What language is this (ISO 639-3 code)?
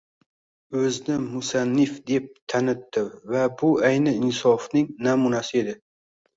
uzb